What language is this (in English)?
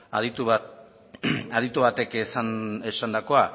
Basque